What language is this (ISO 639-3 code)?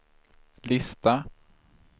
swe